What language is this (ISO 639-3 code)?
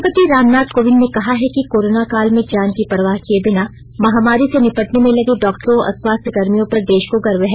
hin